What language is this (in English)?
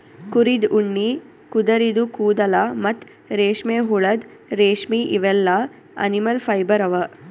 Kannada